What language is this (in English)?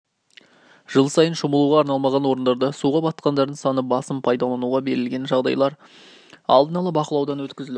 Kazakh